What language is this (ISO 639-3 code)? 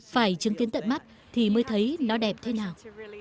vie